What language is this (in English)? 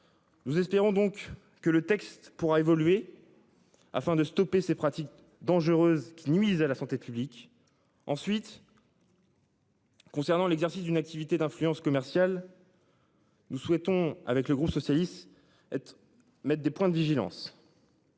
French